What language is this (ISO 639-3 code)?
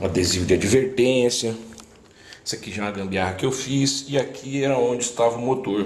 por